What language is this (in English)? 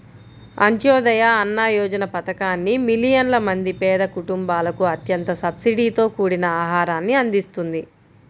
Telugu